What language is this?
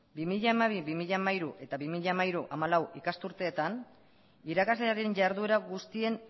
Basque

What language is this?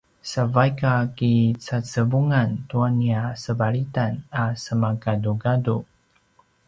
Paiwan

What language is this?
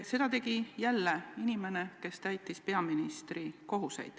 Estonian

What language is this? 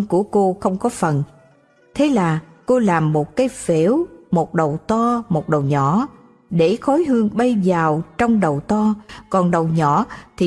Vietnamese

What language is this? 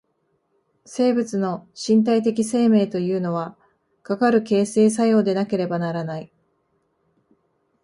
Japanese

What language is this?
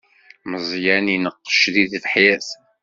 Kabyle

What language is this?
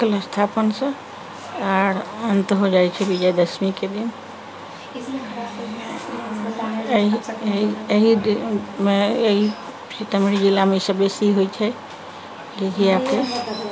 Maithili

